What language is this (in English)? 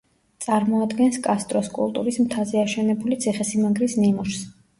Georgian